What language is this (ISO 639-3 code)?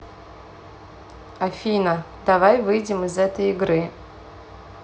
rus